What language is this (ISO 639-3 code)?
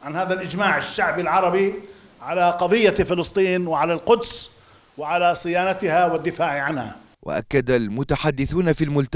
ara